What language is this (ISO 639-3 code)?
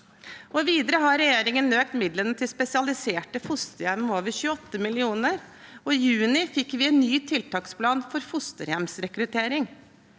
nor